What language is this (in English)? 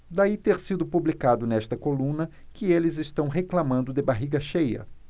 Portuguese